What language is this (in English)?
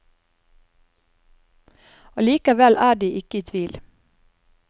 Norwegian